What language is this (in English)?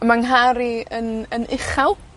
Welsh